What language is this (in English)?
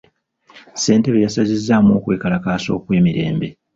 Ganda